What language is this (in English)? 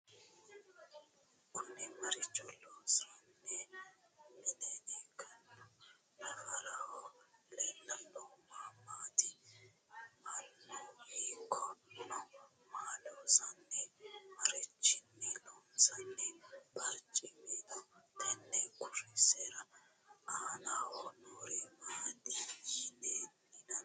Sidamo